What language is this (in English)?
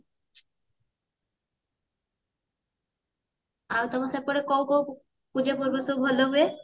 Odia